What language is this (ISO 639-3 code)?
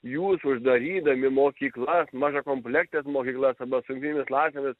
lit